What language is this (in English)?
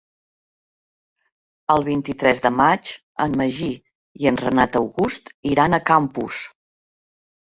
Catalan